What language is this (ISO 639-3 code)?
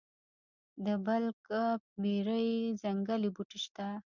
pus